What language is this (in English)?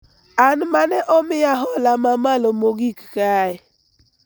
Luo (Kenya and Tanzania)